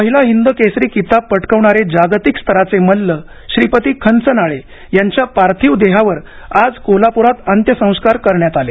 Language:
Marathi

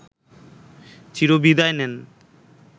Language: Bangla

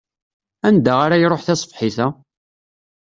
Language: Kabyle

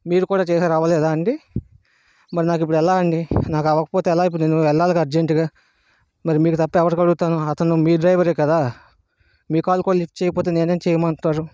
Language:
Telugu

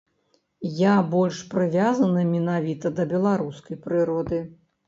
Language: Belarusian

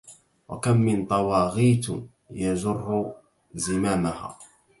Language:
Arabic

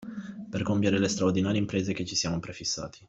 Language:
Italian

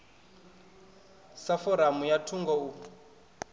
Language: Venda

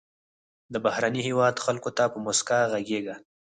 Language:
Pashto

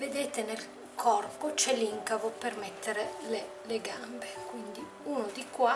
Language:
Italian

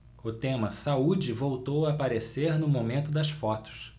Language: Portuguese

